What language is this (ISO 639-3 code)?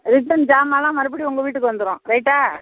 tam